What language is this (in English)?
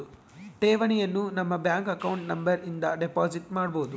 Kannada